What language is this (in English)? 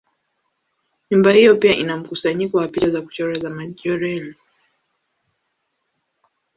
Swahili